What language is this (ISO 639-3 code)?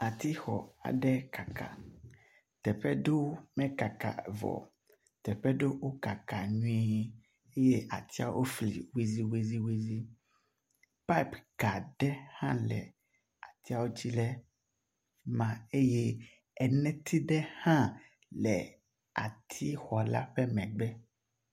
ewe